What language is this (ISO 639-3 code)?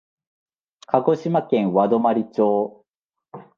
jpn